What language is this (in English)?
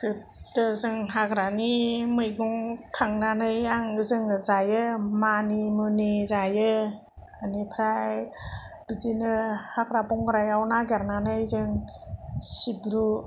Bodo